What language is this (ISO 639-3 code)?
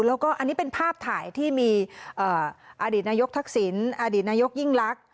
tha